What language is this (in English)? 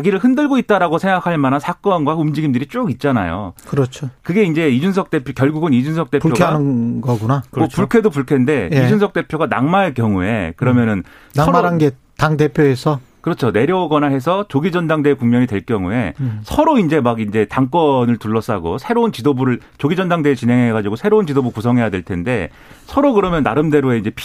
Korean